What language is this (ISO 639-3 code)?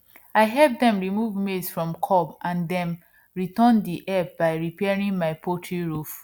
pcm